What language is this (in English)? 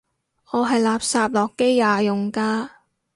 Cantonese